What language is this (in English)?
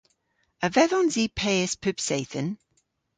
Cornish